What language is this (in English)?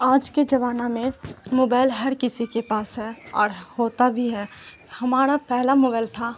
Urdu